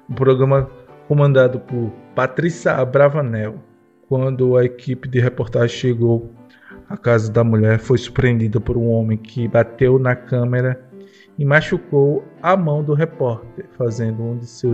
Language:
Portuguese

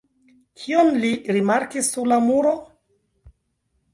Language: Esperanto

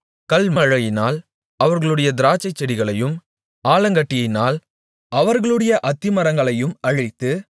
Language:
Tamil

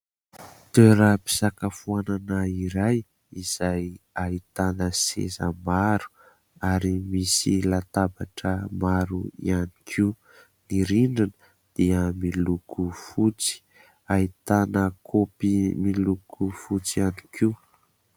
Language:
Malagasy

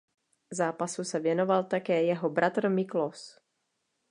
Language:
Czech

